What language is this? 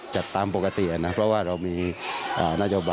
Thai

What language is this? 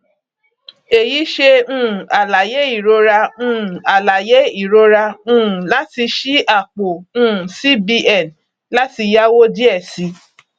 Yoruba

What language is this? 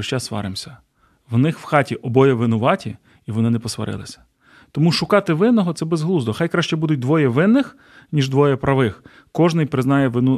Ukrainian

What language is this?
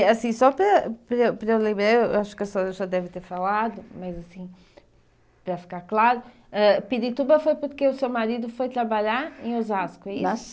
Portuguese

